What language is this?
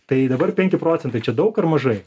Lithuanian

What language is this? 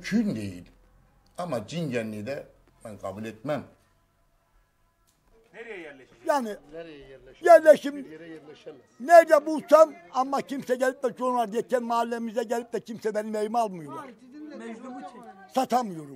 Turkish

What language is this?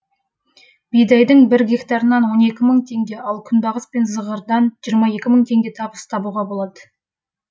Kazakh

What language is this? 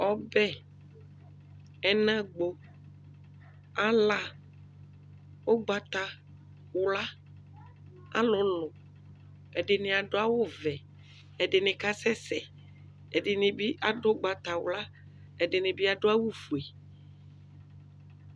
Ikposo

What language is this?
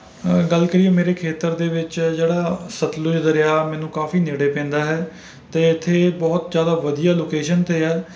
Punjabi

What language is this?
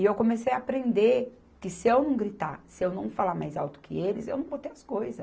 Portuguese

